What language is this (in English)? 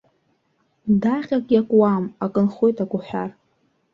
Abkhazian